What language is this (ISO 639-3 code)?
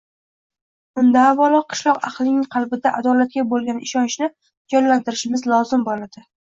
uzb